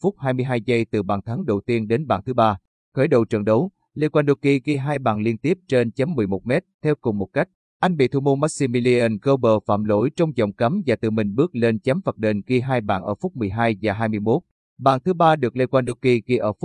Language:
Vietnamese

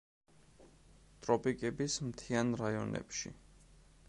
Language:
Georgian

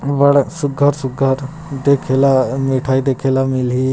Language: Chhattisgarhi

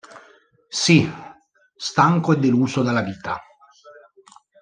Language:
Italian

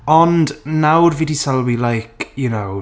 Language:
Welsh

